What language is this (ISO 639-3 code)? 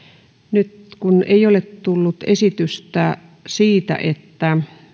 fin